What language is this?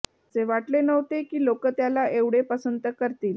Marathi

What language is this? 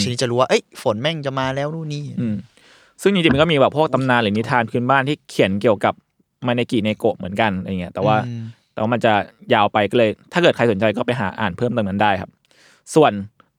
Thai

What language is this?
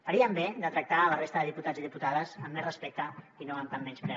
Catalan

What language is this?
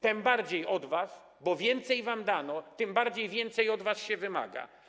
Polish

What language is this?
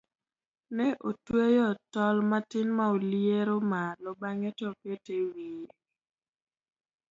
Luo (Kenya and Tanzania)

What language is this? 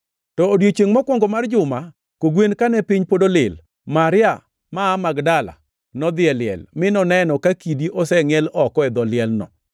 Luo (Kenya and Tanzania)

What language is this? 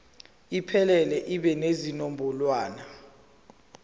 Zulu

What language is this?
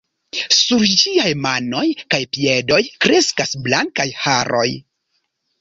Esperanto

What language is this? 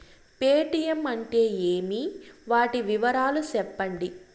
Telugu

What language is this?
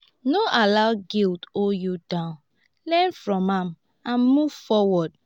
Nigerian Pidgin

